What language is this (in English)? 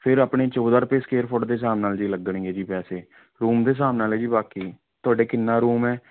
Punjabi